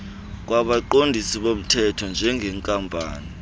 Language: Xhosa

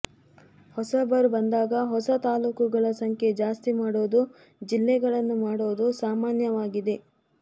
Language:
Kannada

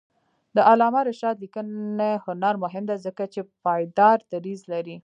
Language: Pashto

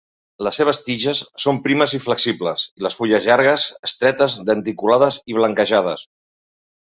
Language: Catalan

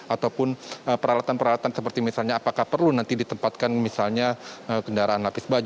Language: Indonesian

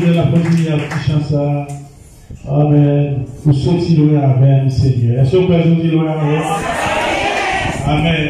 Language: French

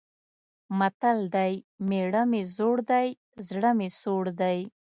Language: Pashto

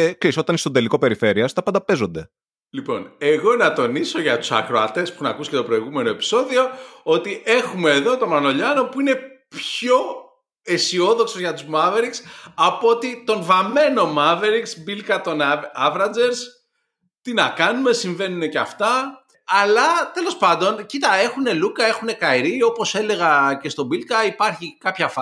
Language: Greek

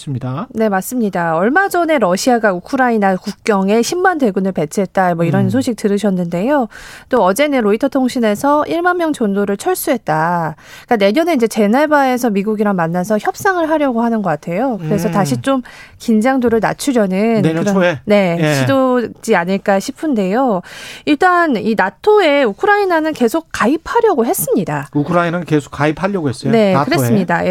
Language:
Korean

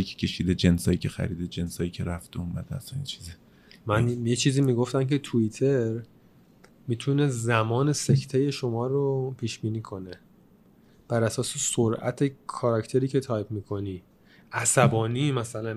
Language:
Persian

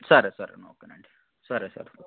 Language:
Telugu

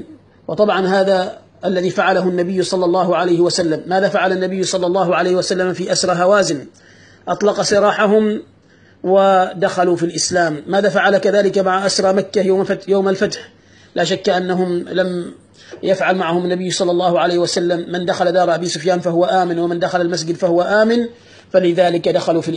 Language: Arabic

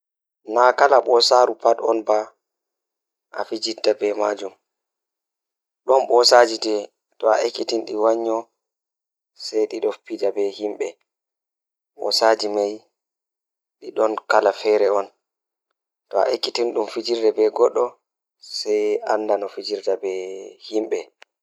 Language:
Fula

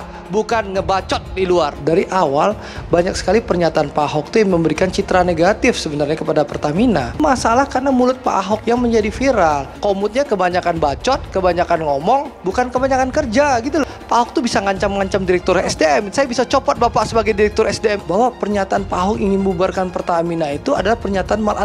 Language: Indonesian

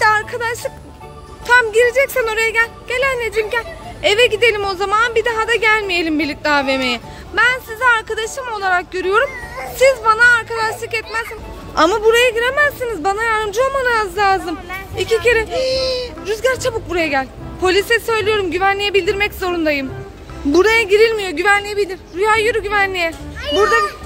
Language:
Turkish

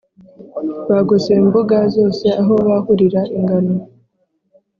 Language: Kinyarwanda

